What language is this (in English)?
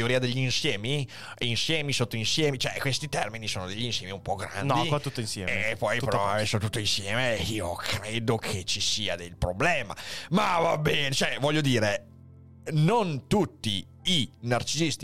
Italian